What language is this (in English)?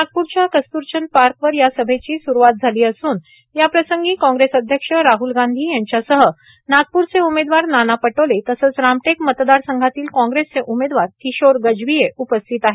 Marathi